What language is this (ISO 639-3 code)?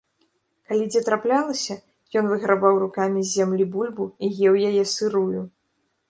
bel